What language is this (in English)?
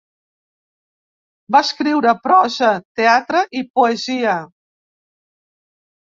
Catalan